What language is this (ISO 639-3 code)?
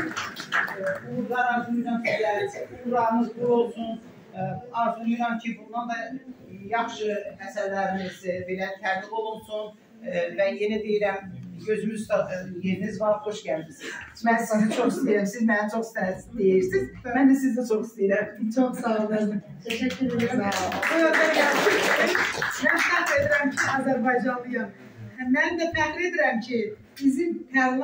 tur